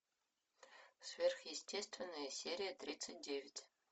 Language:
Russian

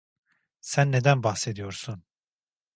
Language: Turkish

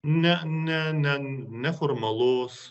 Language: Lithuanian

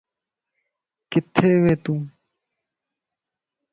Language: Lasi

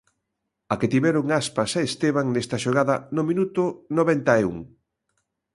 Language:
Galician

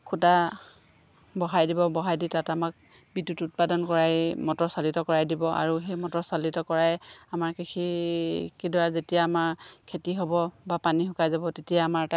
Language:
Assamese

